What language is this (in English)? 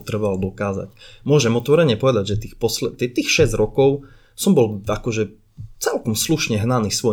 Slovak